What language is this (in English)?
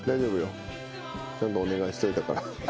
Japanese